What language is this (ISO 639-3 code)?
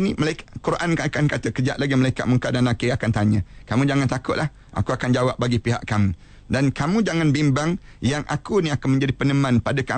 msa